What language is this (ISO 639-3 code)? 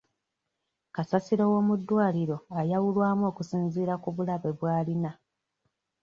lug